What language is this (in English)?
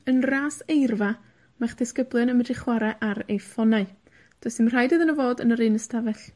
Welsh